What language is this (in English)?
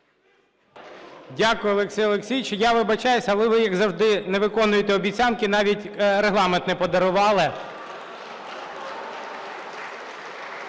Ukrainian